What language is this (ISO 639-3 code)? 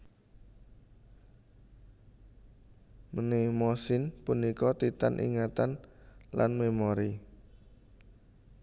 jav